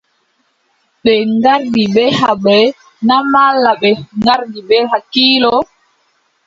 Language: Adamawa Fulfulde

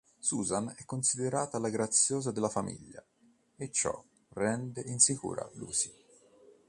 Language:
Italian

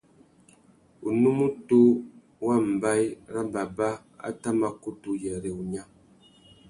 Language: Tuki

